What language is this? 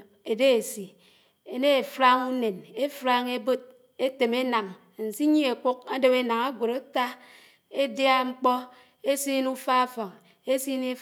Anaang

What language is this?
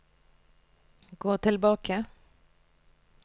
Norwegian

